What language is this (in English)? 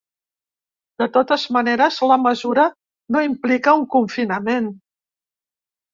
Catalan